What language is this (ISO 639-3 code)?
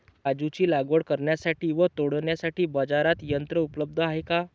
mar